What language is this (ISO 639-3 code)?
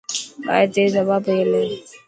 mki